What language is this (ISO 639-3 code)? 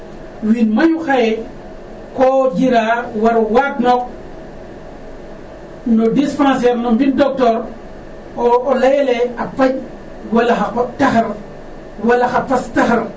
srr